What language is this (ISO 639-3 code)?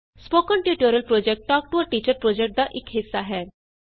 pan